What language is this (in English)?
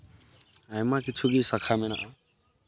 Santali